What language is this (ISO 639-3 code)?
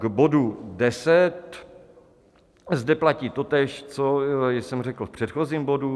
ces